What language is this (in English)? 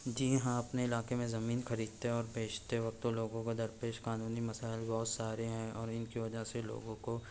Urdu